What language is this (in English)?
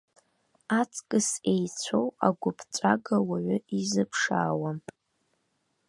Abkhazian